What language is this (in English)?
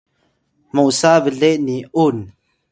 Atayal